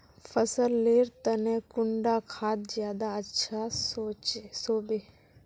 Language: Magahi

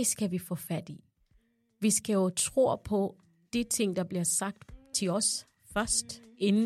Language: Danish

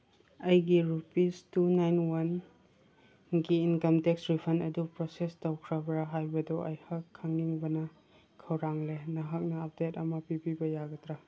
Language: Manipuri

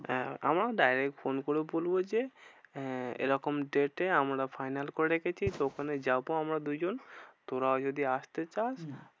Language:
Bangla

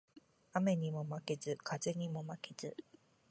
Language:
Japanese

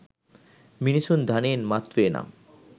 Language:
Sinhala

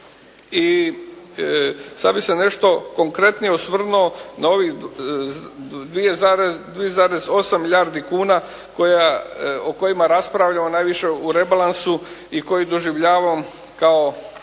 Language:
Croatian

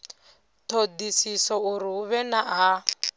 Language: Venda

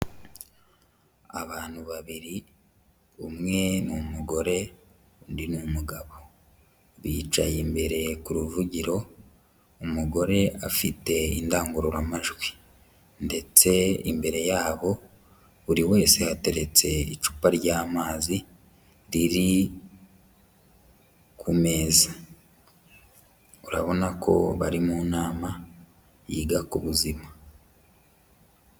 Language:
Kinyarwanda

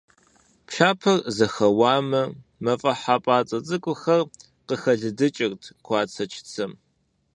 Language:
Kabardian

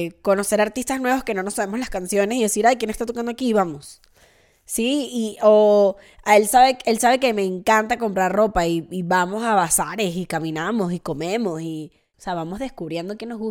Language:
Spanish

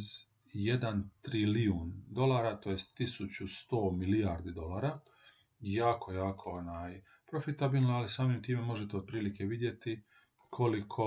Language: Croatian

